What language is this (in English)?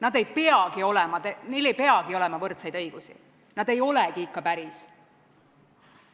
Estonian